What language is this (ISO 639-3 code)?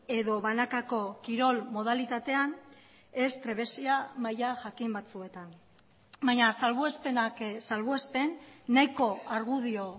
eus